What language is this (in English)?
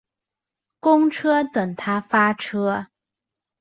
Chinese